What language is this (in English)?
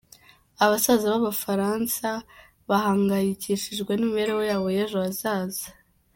Kinyarwanda